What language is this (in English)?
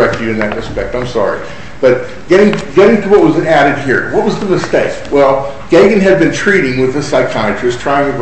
English